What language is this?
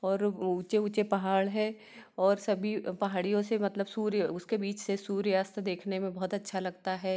Hindi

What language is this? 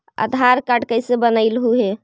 Magahi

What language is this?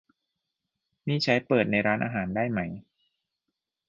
Thai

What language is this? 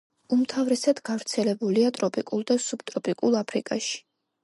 Georgian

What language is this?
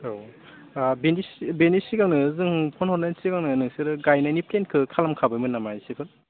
Bodo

